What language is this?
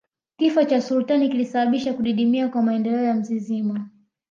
Swahili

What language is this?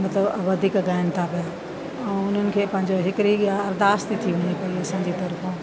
Sindhi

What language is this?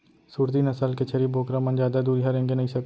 Chhattisgarhi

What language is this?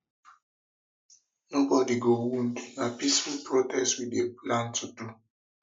Nigerian Pidgin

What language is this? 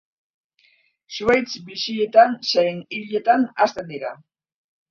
Basque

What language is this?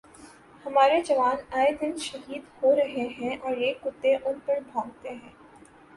Urdu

